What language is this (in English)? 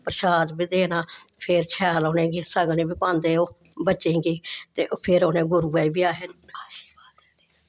Dogri